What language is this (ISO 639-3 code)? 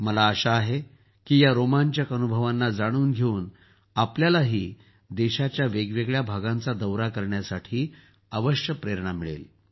mar